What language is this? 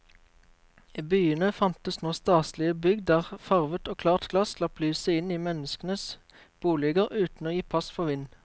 Norwegian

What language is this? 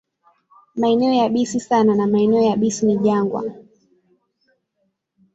Swahili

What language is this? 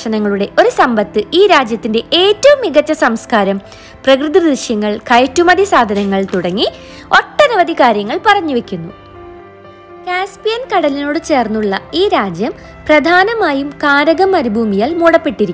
Turkish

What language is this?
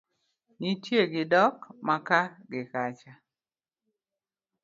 Luo (Kenya and Tanzania)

